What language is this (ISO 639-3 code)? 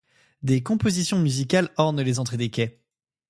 fra